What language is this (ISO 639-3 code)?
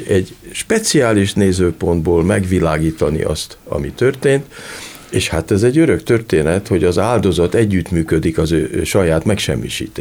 hun